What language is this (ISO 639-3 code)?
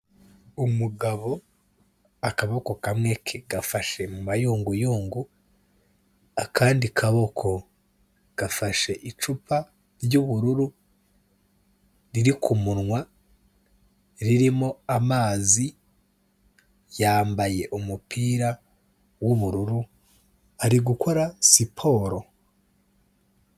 kin